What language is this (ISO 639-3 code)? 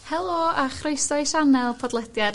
cym